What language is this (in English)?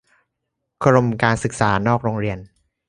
Thai